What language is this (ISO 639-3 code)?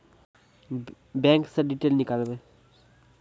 mai